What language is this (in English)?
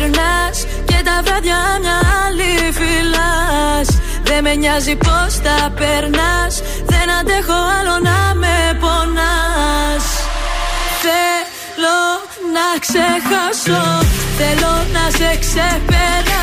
Greek